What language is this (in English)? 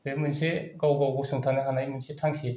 Bodo